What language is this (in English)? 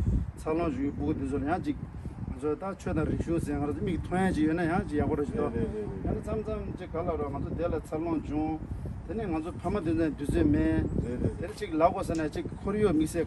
Turkish